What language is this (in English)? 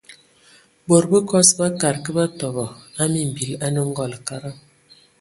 Ewondo